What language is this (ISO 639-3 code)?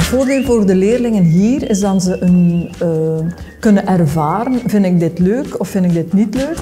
nld